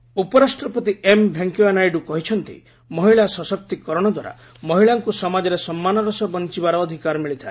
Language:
Odia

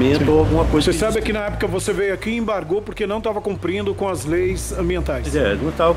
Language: Portuguese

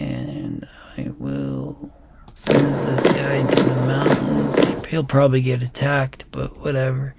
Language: English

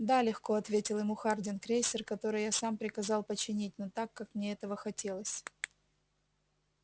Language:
Russian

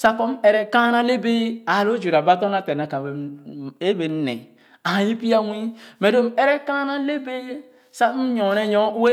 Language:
Khana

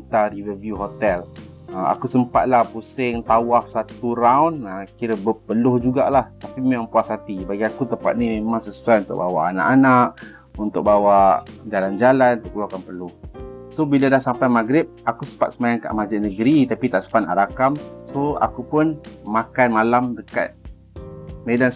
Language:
Malay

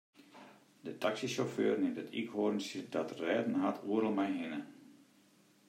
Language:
Western Frisian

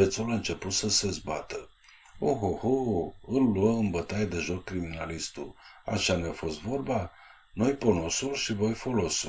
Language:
Romanian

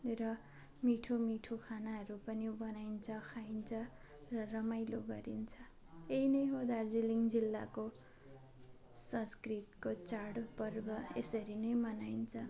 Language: Nepali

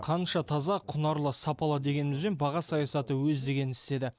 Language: Kazakh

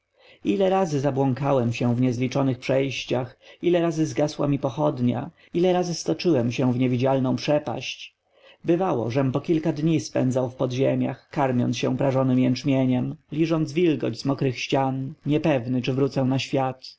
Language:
Polish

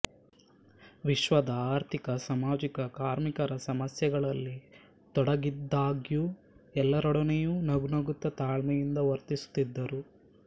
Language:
Kannada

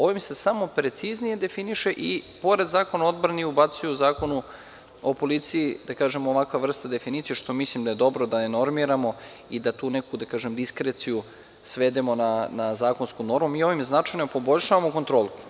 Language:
Serbian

